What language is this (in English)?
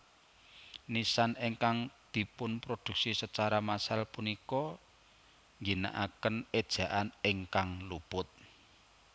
Javanese